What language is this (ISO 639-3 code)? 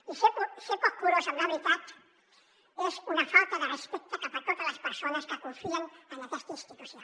cat